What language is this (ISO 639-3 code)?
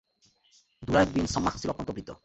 ben